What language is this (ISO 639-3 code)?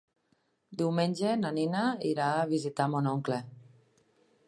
cat